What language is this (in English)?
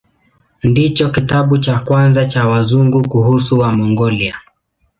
Swahili